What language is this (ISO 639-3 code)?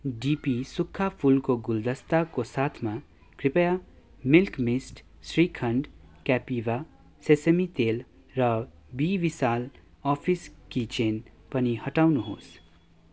nep